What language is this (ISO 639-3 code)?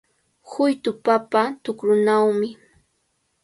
qvl